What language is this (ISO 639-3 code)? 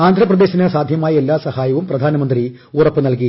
mal